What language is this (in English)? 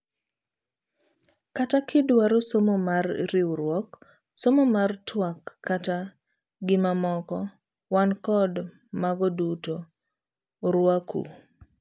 Luo (Kenya and Tanzania)